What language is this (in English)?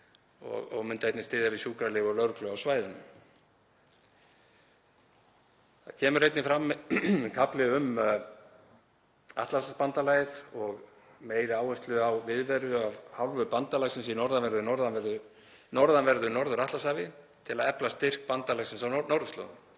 Icelandic